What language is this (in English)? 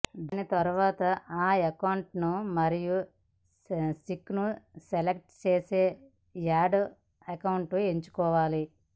Telugu